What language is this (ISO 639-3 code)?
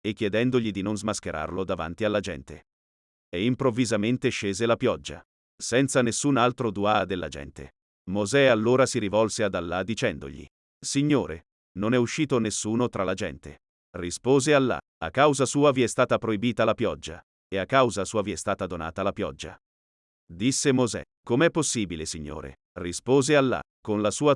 ita